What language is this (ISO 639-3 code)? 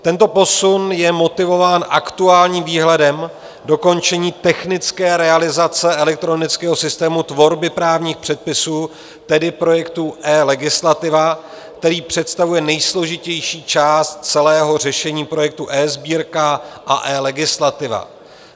ces